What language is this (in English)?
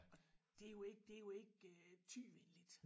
Danish